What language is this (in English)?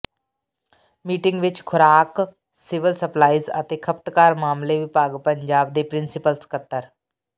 Punjabi